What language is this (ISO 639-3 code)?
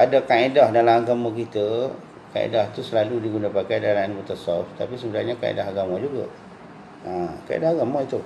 msa